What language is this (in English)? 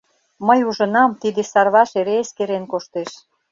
Mari